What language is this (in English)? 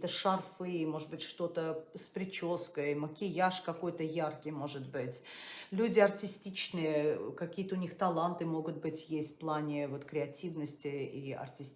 Russian